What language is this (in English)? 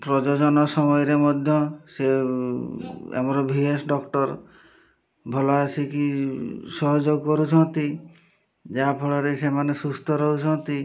Odia